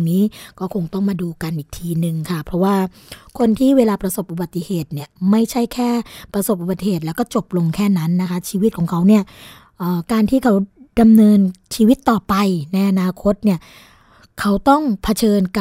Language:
Thai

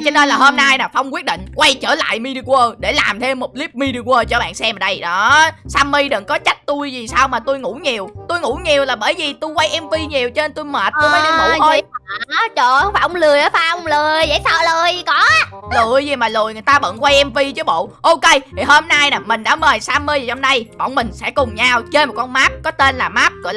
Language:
Vietnamese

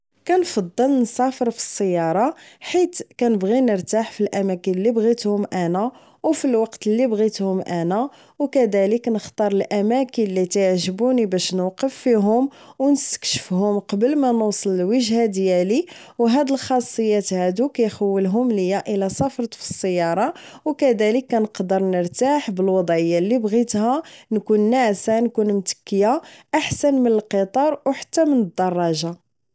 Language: Moroccan Arabic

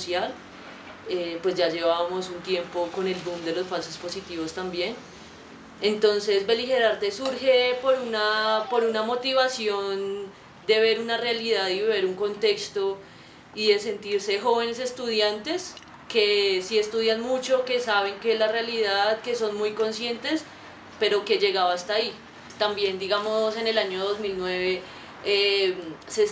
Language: Spanish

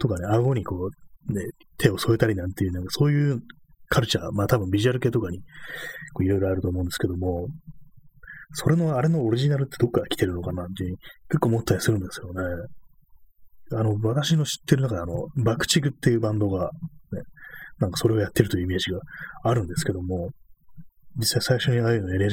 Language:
Japanese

